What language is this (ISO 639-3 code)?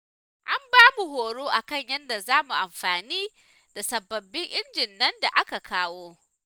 hau